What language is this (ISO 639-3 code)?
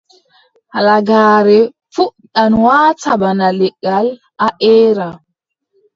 fub